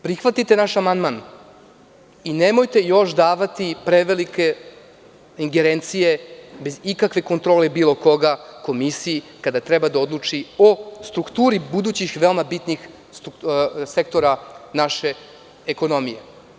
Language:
Serbian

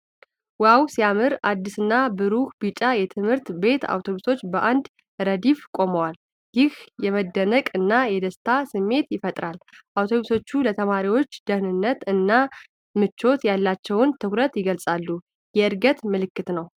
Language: Amharic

